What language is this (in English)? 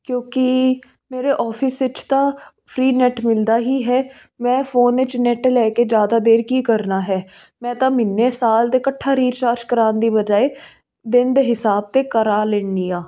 Punjabi